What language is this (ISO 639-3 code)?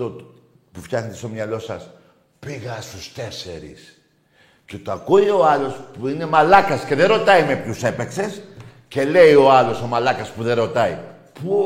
ell